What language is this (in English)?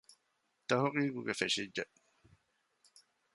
Divehi